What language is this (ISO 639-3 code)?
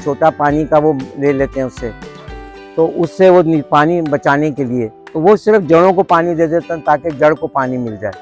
hin